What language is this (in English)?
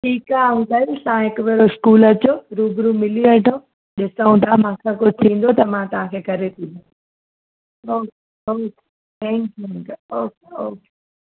Sindhi